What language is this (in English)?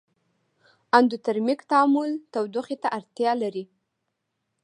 Pashto